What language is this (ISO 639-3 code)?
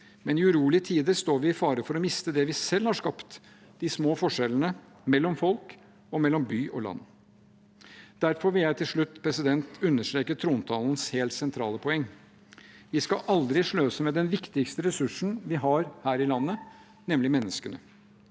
nor